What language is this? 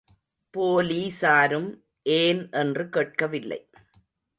Tamil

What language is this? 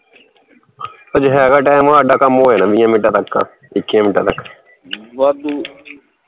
Punjabi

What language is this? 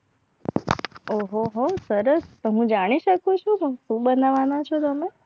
Gujarati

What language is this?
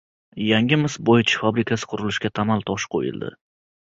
Uzbek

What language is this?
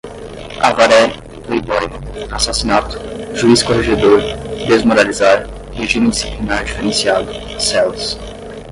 Portuguese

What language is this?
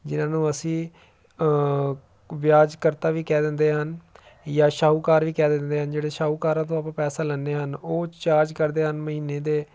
Punjabi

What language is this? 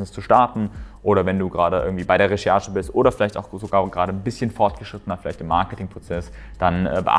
German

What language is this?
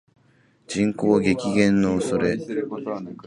Japanese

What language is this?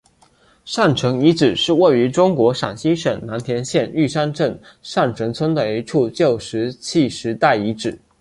Chinese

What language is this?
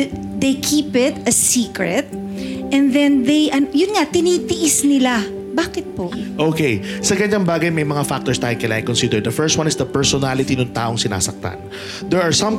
Filipino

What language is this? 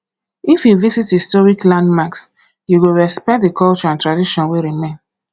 Nigerian Pidgin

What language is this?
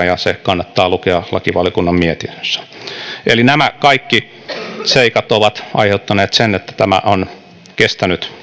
Finnish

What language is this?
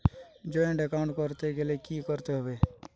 Bangla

